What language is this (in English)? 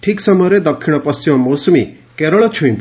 Odia